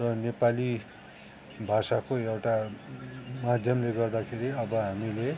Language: Nepali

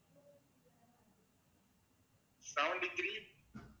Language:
Tamil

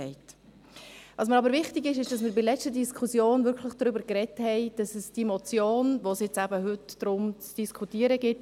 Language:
Swiss German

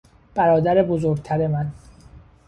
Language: Persian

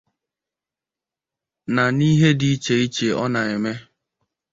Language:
Igbo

